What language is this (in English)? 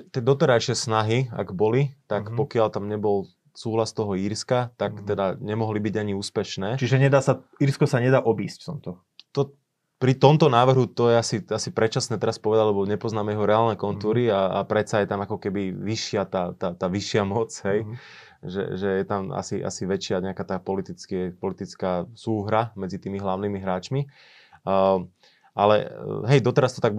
Slovak